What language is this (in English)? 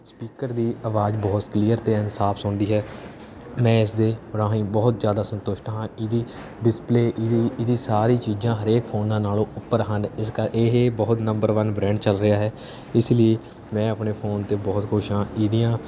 Punjabi